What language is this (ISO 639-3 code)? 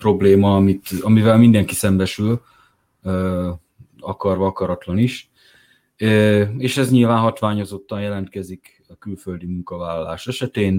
hun